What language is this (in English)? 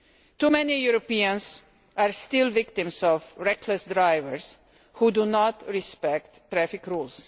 English